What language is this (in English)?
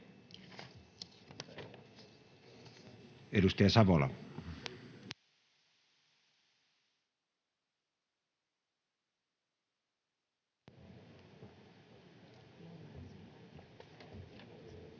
Finnish